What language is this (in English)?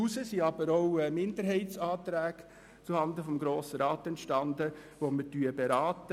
Swiss German